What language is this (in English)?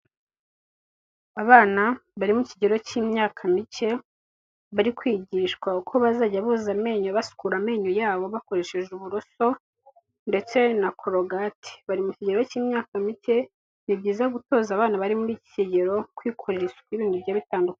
Kinyarwanda